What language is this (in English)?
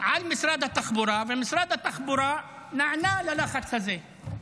Hebrew